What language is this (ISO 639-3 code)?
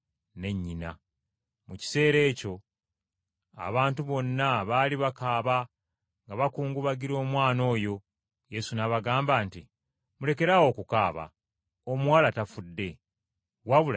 lug